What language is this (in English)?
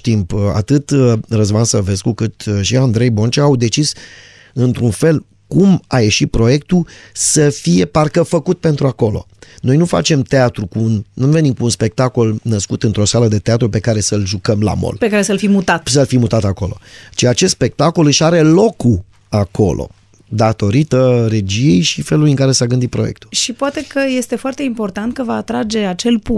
Romanian